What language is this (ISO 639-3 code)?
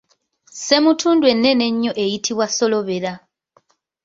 lug